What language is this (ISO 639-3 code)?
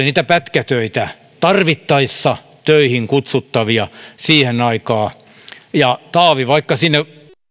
fin